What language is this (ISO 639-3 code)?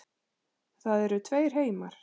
isl